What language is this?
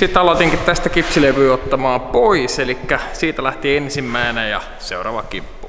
Finnish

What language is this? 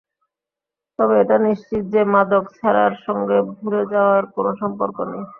Bangla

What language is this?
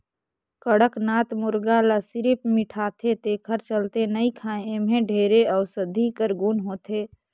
Chhattisgarhi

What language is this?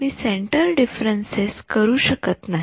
Marathi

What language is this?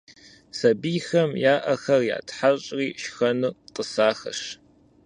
Kabardian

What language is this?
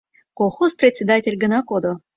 Mari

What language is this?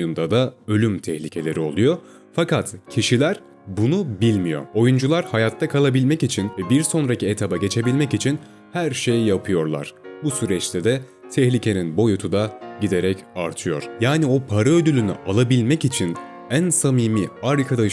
Turkish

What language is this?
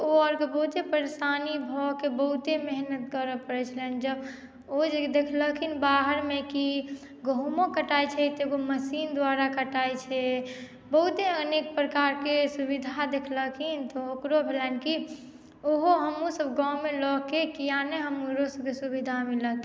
Maithili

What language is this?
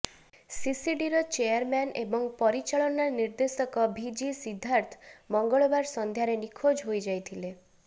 Odia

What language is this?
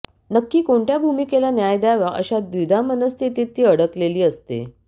Marathi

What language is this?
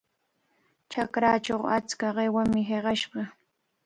Cajatambo North Lima Quechua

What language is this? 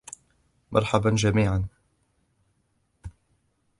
Arabic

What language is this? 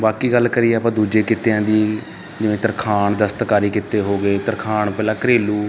Punjabi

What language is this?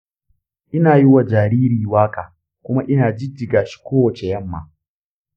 Hausa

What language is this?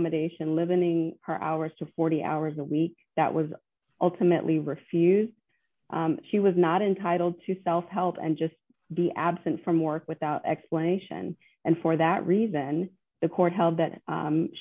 English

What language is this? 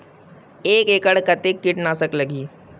Chhattisgarhi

